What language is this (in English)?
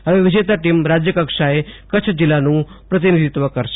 Gujarati